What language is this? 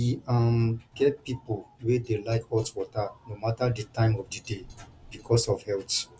Nigerian Pidgin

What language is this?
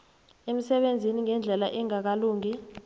South Ndebele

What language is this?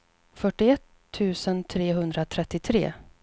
Swedish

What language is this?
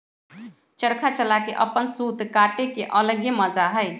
Magahi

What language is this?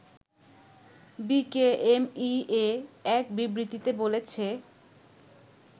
Bangla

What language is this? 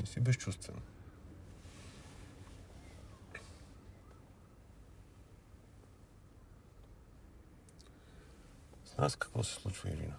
Bulgarian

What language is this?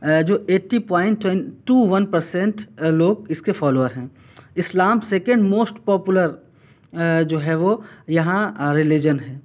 Urdu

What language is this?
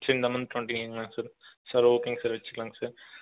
Tamil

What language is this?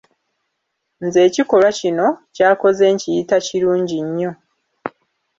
Ganda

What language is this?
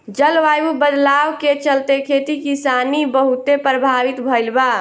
Bhojpuri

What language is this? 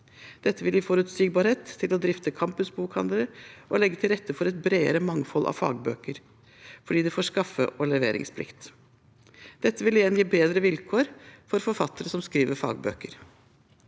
Norwegian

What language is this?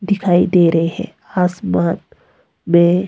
Hindi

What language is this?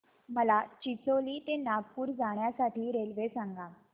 Marathi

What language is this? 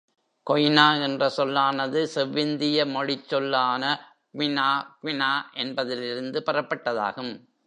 Tamil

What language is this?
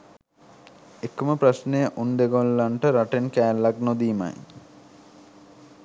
Sinhala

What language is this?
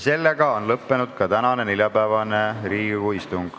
Estonian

